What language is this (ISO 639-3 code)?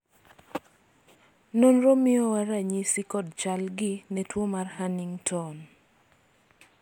luo